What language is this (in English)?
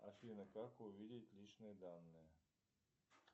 Russian